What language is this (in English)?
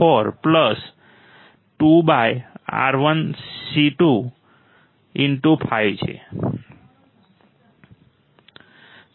Gujarati